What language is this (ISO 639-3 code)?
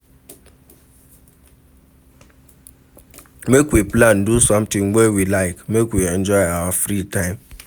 pcm